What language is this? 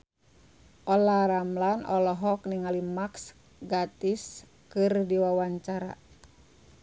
Sundanese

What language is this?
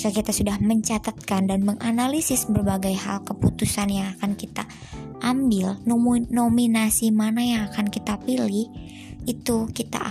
Indonesian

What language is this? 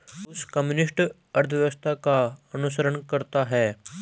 Hindi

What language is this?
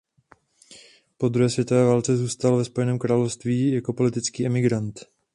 Czech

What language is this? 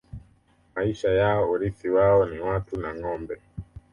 Swahili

